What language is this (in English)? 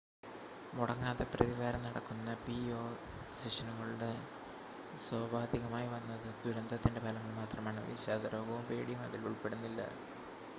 Malayalam